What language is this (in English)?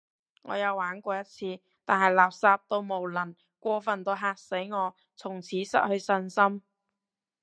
Cantonese